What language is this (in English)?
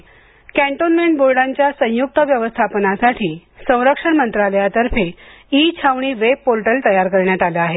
Marathi